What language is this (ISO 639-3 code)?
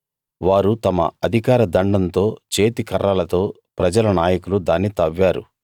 tel